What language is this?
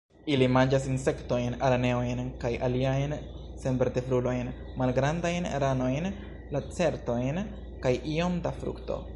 Esperanto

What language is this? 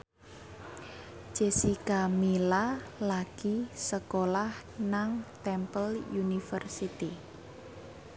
Javanese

